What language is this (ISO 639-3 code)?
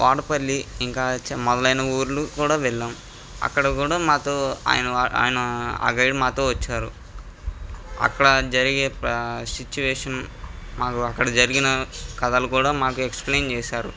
tel